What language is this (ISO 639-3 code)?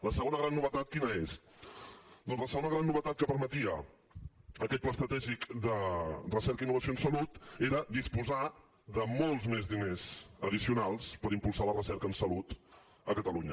cat